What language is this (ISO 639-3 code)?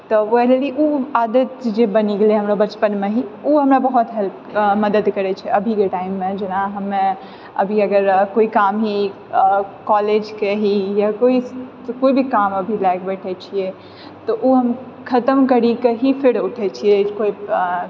mai